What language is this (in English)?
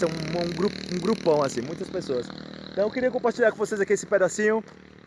Portuguese